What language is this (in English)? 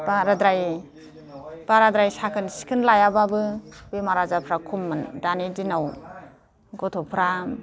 Bodo